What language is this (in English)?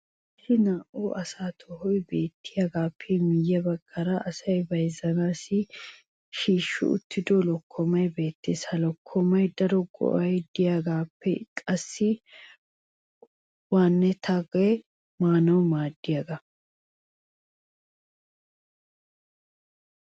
Wolaytta